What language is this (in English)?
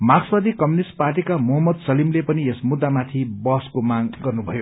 Nepali